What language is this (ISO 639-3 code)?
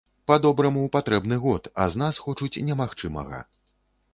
bel